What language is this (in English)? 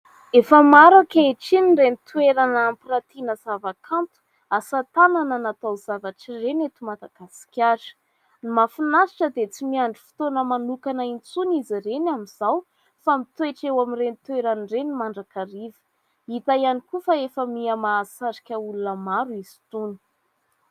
Malagasy